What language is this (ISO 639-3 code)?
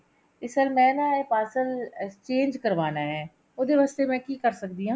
pan